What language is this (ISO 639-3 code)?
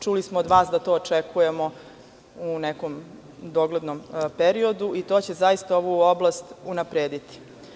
srp